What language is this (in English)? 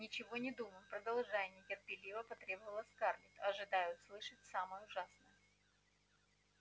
Russian